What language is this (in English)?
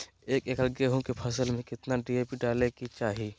Magahi